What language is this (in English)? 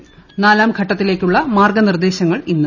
Malayalam